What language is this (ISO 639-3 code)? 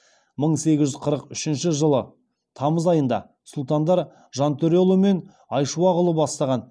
kaz